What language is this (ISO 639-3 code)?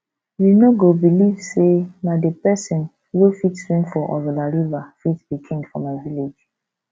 pcm